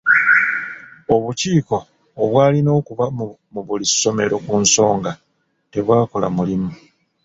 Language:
Ganda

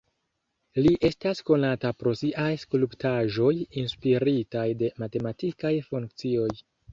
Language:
Esperanto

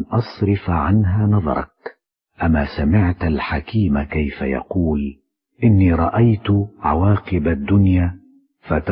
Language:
Arabic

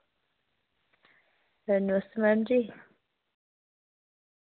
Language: Dogri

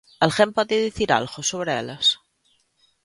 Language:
Galician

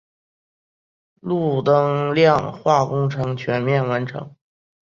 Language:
Chinese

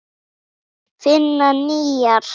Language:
Icelandic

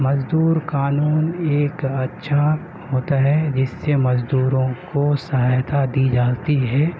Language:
Urdu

